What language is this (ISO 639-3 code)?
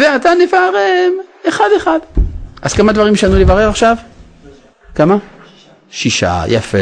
heb